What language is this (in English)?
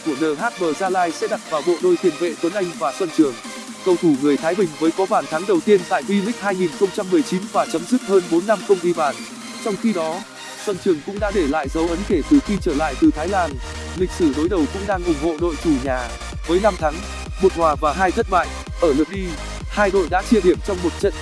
Vietnamese